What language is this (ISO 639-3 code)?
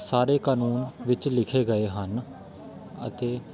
pan